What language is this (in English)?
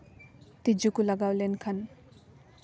Santali